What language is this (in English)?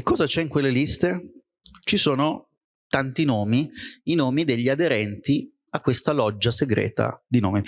Italian